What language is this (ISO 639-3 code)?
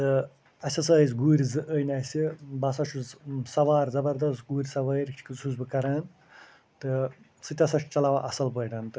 kas